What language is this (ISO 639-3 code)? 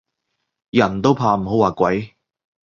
yue